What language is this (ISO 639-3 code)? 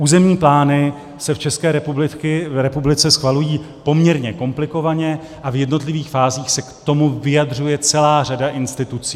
ces